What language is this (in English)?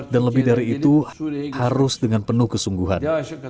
Indonesian